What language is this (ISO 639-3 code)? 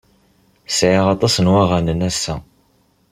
kab